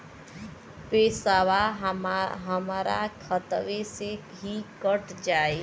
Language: Bhojpuri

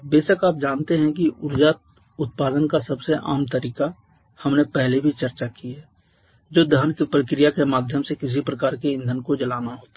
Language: Hindi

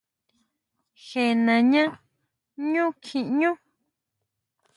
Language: Huautla Mazatec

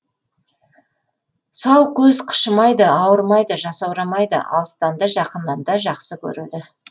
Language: Kazakh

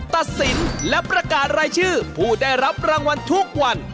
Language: Thai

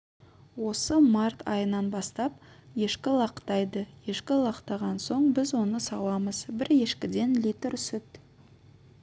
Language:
Kazakh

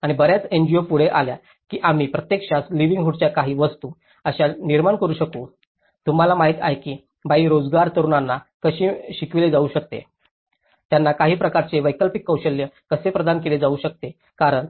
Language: Marathi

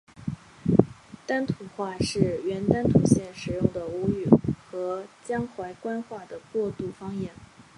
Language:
Chinese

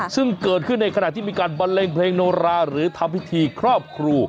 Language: Thai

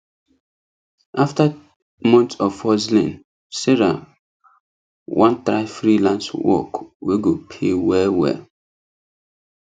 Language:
Nigerian Pidgin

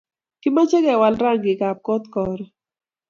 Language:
Kalenjin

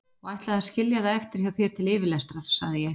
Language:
Icelandic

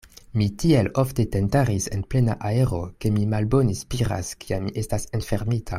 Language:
Esperanto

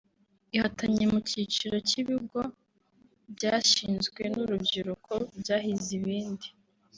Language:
Kinyarwanda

